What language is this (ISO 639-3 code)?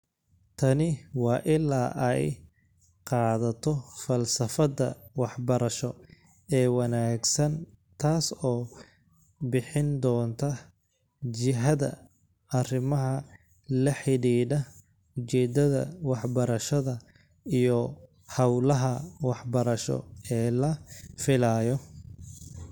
som